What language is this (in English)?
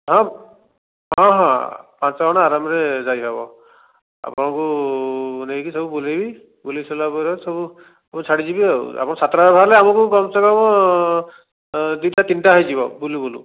Odia